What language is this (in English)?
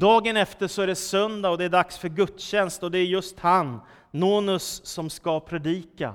Swedish